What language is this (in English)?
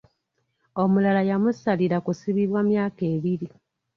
Ganda